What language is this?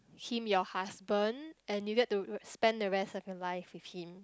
English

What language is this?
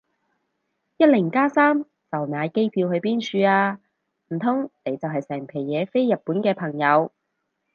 Cantonese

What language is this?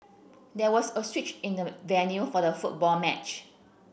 English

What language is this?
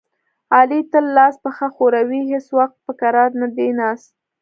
Pashto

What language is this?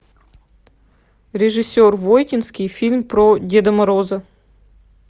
Russian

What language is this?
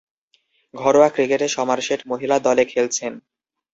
Bangla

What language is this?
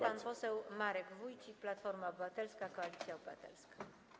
Polish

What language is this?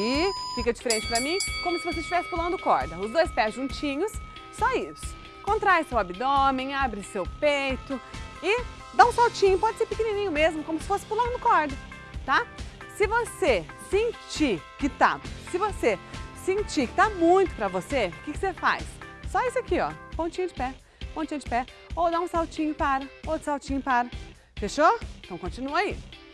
Portuguese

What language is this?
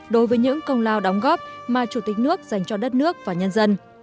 Vietnamese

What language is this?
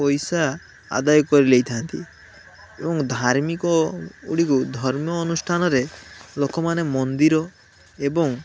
Odia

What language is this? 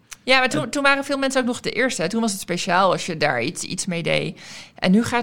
Dutch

